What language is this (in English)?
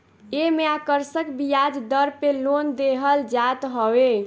Bhojpuri